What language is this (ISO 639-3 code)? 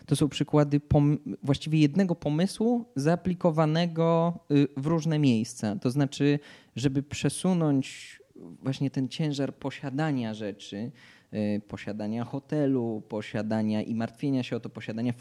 pol